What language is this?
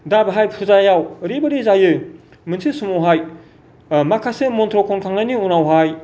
Bodo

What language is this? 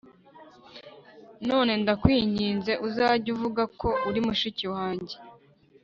Kinyarwanda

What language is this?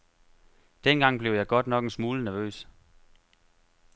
Danish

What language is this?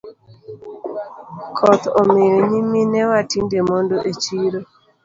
Luo (Kenya and Tanzania)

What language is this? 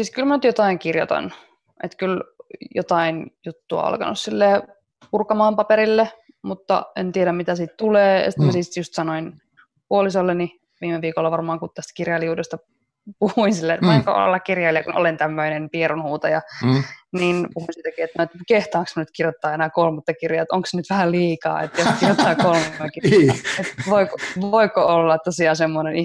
Finnish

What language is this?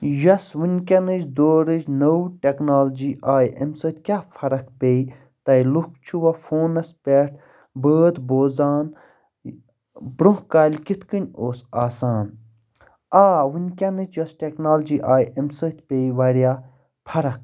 Kashmiri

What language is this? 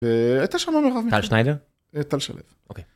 Hebrew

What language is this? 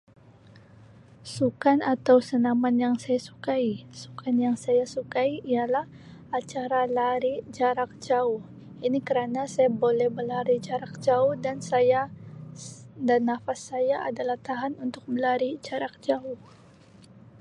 Sabah Malay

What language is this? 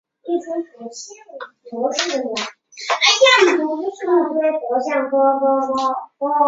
Chinese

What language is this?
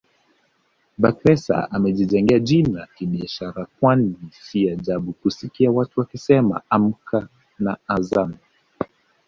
Swahili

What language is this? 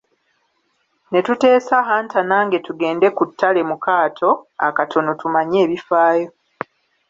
Ganda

